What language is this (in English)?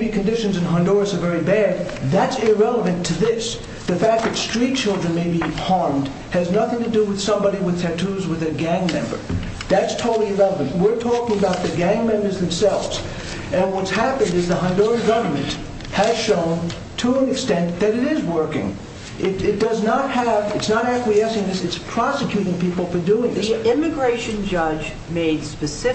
English